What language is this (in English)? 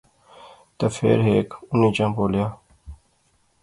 Pahari-Potwari